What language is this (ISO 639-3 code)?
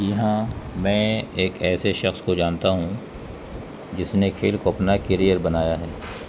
urd